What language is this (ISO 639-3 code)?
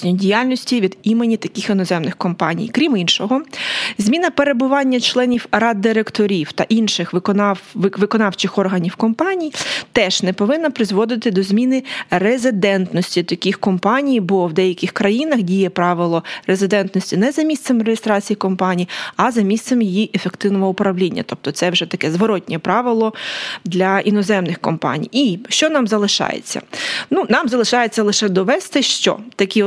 ukr